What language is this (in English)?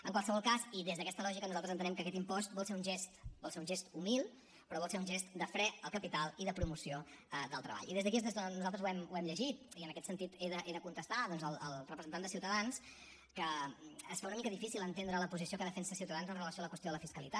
Catalan